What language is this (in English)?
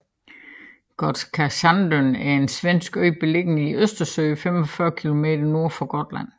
Danish